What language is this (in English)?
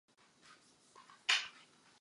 Czech